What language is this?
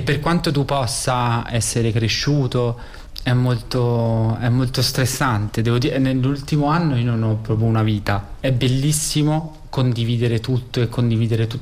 Italian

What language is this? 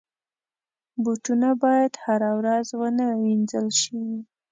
Pashto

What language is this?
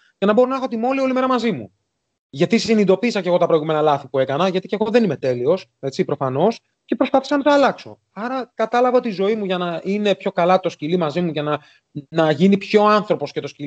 Greek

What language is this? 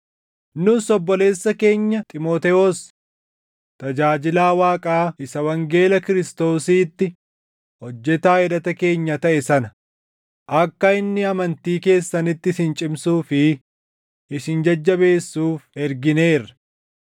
Oromo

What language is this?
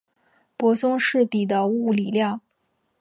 Chinese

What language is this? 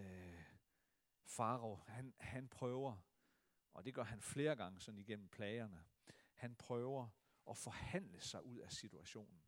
Danish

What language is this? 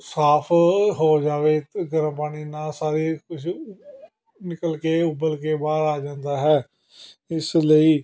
Punjabi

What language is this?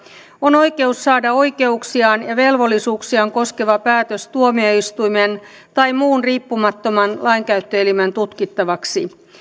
Finnish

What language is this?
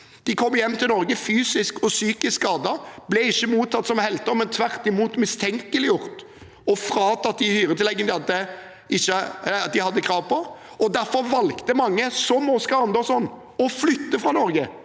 Norwegian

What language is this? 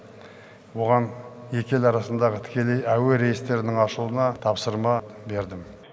Kazakh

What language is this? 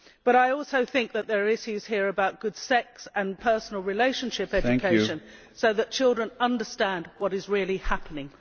English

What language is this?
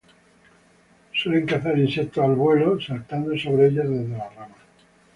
Spanish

